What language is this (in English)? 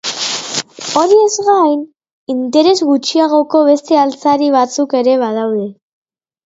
Basque